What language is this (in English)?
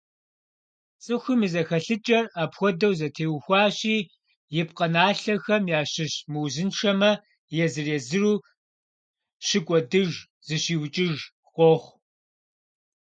Kabardian